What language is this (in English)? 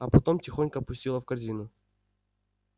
Russian